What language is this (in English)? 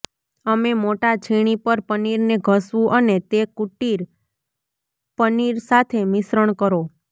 Gujarati